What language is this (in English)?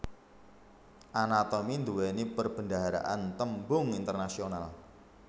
Javanese